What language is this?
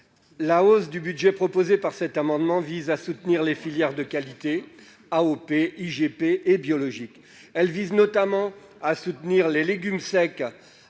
French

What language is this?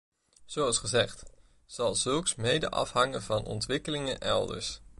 Dutch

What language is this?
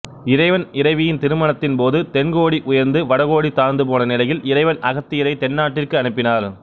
Tamil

